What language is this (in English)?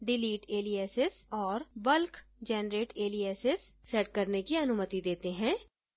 Hindi